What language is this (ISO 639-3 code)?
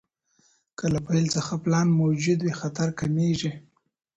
pus